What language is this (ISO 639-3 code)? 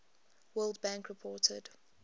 eng